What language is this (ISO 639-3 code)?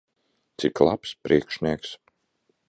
lav